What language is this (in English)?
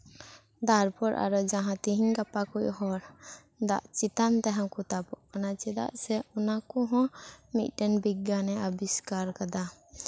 Santali